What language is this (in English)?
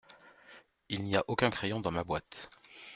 French